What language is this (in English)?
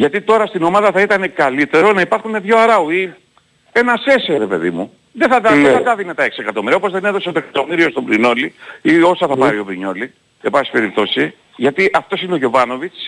Greek